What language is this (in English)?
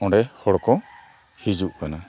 Santali